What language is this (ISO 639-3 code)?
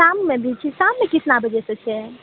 mai